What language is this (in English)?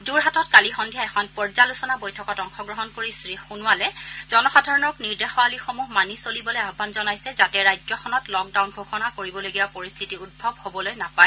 Assamese